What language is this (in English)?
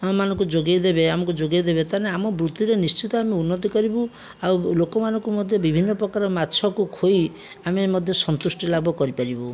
Odia